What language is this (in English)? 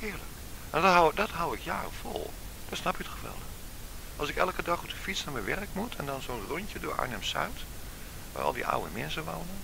Dutch